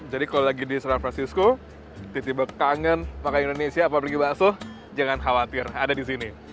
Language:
Indonesian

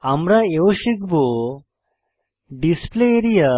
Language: Bangla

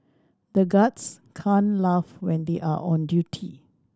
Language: English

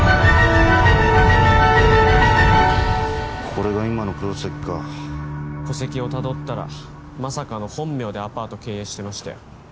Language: Japanese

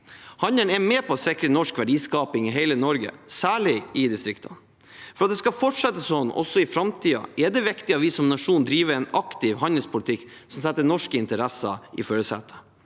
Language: Norwegian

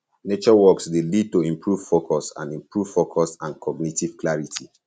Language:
Nigerian Pidgin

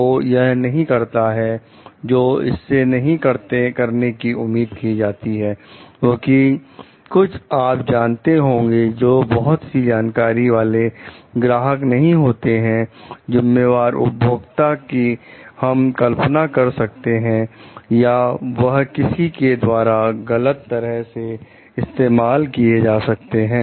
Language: Hindi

